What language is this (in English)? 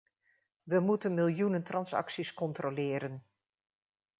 Dutch